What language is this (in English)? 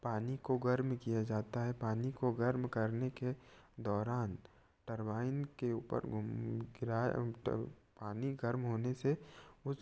Hindi